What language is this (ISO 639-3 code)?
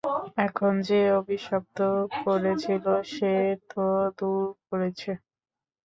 ben